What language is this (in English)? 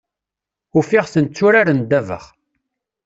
Kabyle